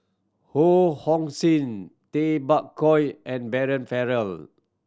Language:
English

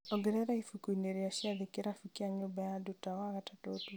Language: Kikuyu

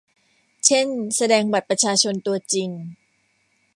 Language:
Thai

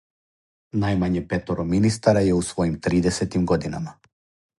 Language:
Serbian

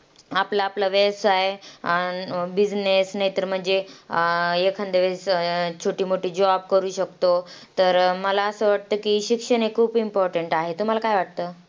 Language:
Marathi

